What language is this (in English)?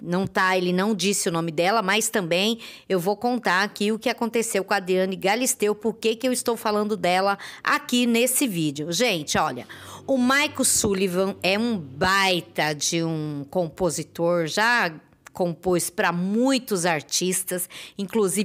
Portuguese